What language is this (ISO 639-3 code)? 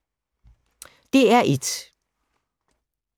dan